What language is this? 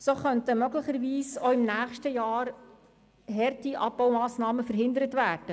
Swiss German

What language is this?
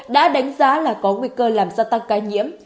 Vietnamese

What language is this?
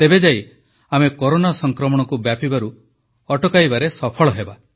Odia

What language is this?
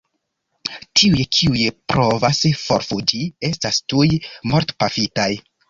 Esperanto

